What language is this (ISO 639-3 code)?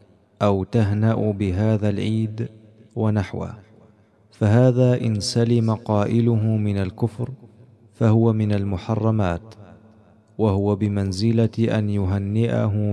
ara